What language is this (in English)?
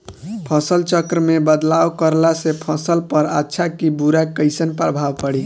Bhojpuri